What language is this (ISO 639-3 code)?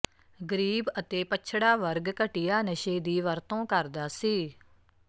pan